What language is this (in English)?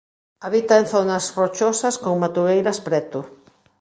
Galician